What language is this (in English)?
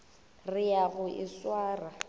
Northern Sotho